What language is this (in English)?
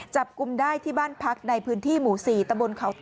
Thai